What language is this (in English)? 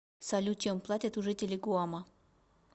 Russian